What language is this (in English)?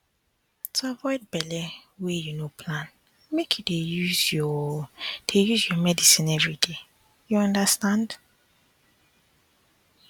Nigerian Pidgin